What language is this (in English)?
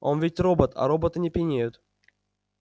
Russian